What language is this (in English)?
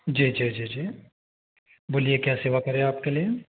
Hindi